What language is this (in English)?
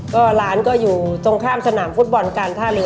Thai